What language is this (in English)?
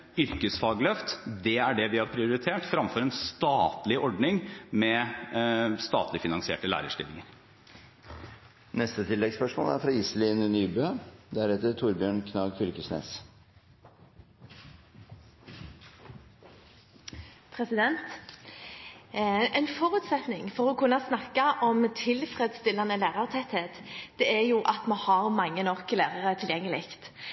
Norwegian